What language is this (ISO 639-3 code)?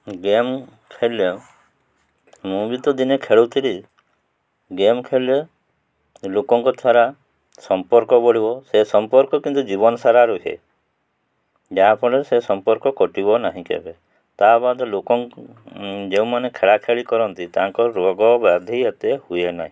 ori